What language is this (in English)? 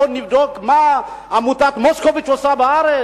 Hebrew